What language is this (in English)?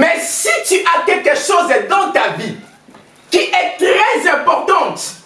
French